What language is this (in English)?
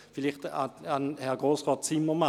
Swiss German